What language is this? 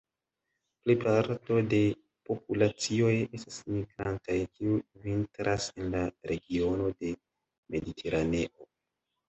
Esperanto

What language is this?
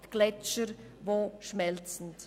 Swiss German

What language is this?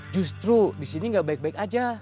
Indonesian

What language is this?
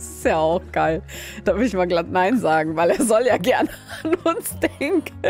German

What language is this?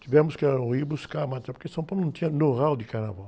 Portuguese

